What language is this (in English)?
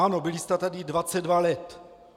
Czech